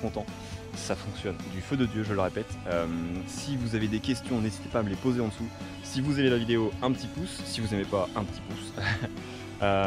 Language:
French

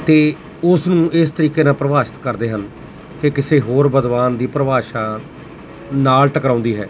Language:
Punjabi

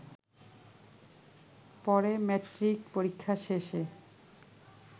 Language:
Bangla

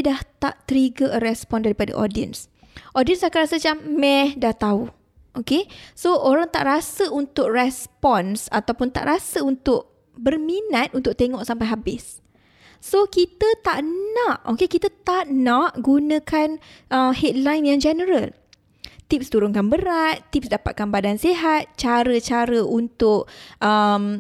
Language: Malay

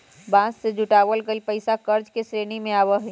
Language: Magahi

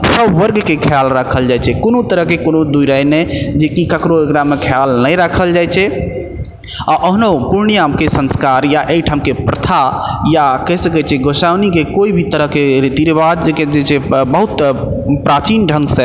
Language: Maithili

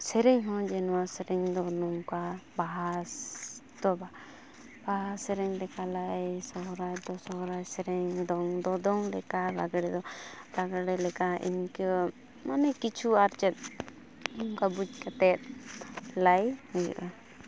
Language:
Santali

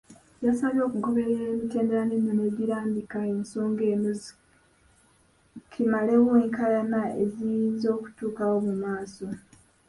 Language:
Ganda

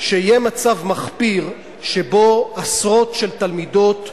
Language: Hebrew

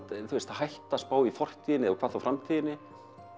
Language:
Icelandic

